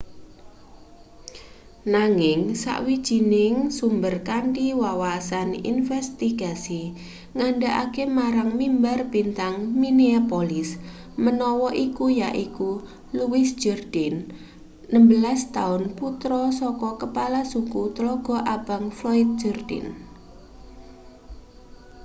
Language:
Javanese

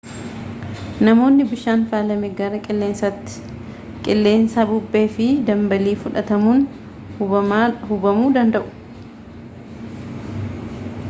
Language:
Oromo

